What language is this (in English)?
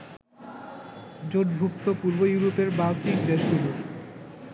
Bangla